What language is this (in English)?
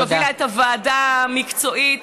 Hebrew